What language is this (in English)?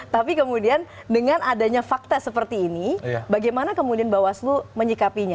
Indonesian